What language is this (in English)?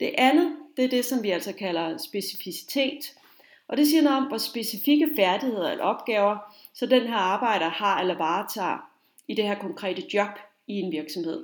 Danish